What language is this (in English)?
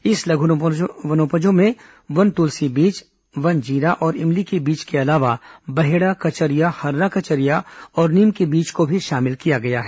Hindi